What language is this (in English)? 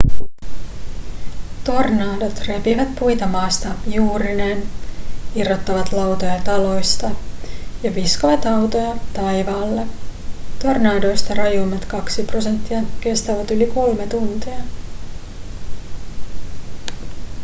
Finnish